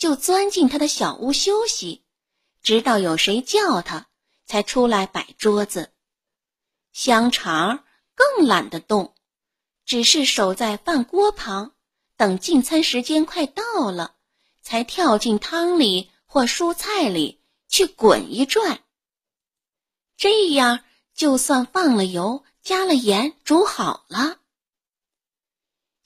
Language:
Chinese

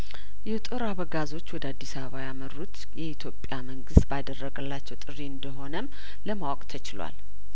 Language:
Amharic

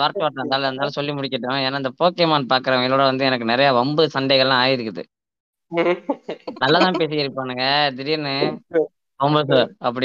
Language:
Tamil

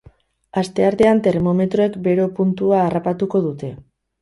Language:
Basque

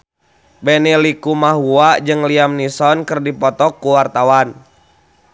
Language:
Sundanese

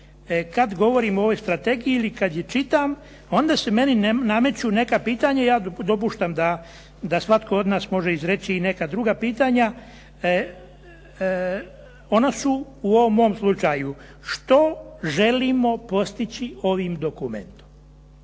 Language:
Croatian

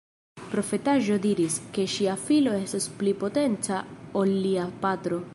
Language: Esperanto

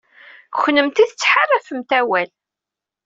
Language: Kabyle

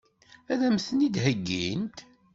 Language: Kabyle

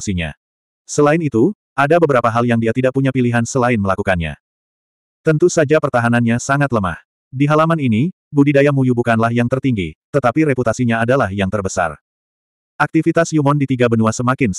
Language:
Indonesian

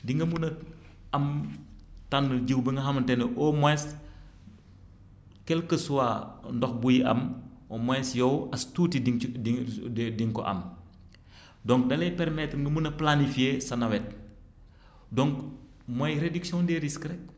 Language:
Wolof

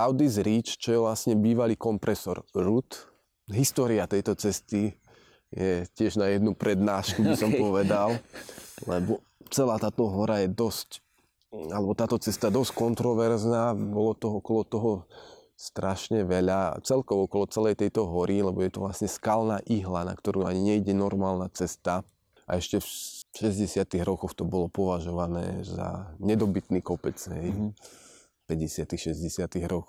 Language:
Slovak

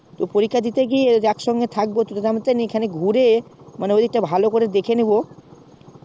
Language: Bangla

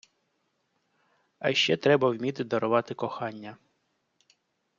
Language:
Ukrainian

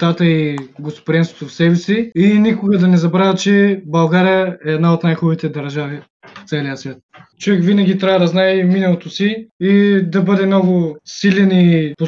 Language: Bulgarian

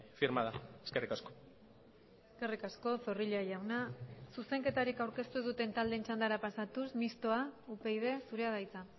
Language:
Basque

